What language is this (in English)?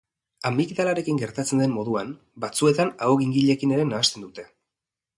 Basque